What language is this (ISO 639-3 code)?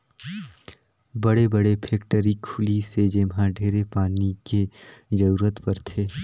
hne